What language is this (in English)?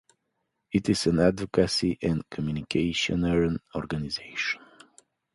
English